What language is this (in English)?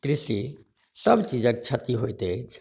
Maithili